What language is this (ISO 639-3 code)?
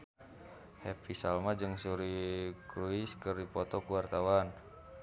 sun